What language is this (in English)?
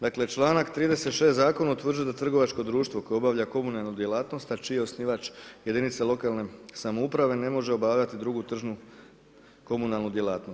Croatian